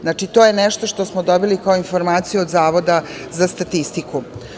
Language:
Serbian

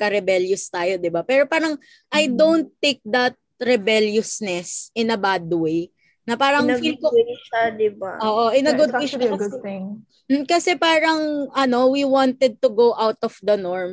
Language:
Filipino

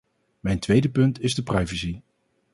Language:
Dutch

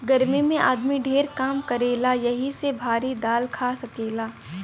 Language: Bhojpuri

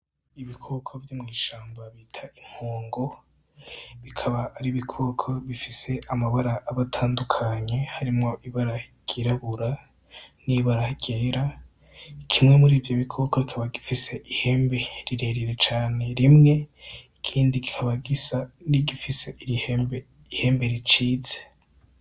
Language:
Rundi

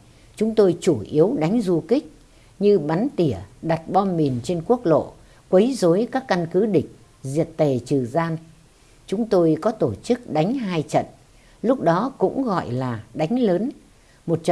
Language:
Vietnamese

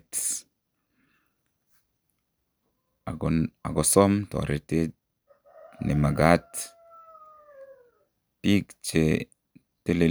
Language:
Kalenjin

